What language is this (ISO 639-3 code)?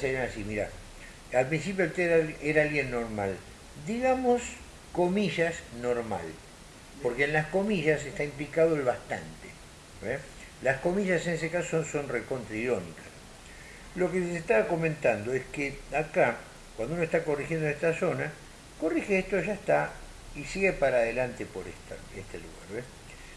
spa